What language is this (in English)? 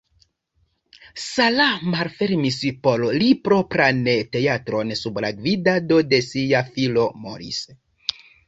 Esperanto